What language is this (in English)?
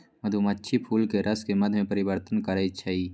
Magahi